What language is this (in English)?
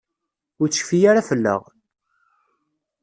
Kabyle